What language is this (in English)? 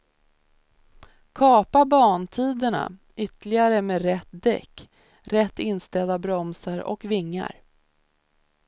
Swedish